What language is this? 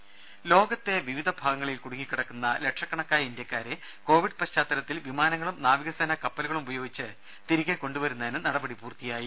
Malayalam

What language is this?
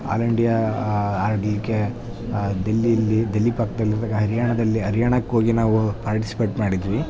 Kannada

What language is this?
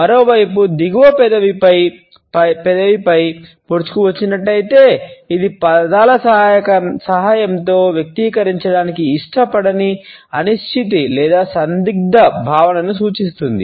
Telugu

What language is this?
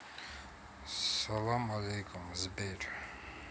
Russian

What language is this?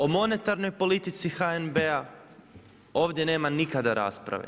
Croatian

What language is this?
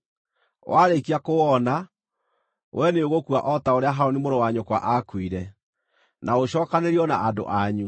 Kikuyu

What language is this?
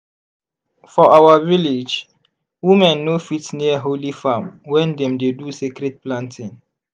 Nigerian Pidgin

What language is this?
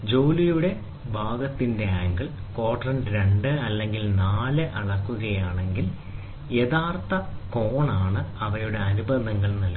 Malayalam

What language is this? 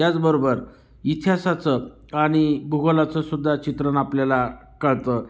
Marathi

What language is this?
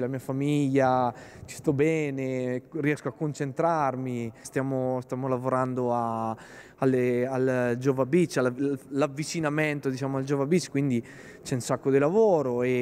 Italian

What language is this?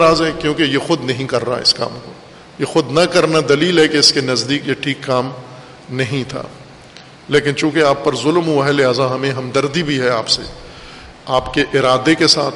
Urdu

